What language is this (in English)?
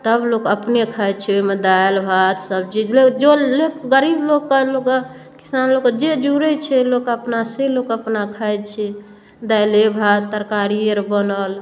Maithili